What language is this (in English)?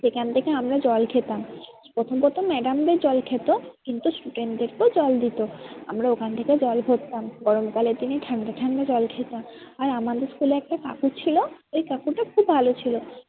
Bangla